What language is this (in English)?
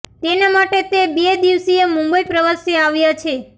Gujarati